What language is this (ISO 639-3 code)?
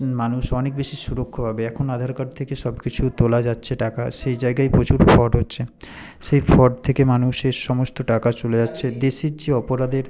ben